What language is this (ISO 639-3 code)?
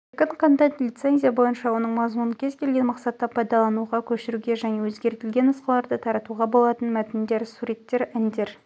kaz